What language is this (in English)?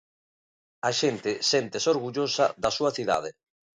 Galician